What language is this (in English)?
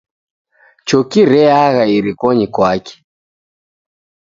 Taita